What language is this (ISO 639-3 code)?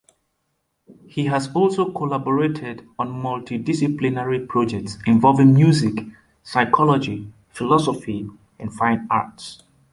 eng